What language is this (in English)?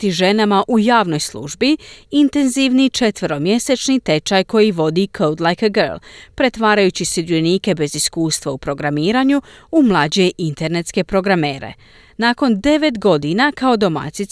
Croatian